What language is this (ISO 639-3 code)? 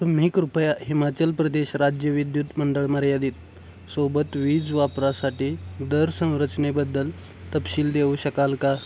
mar